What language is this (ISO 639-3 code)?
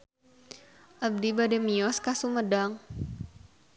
sun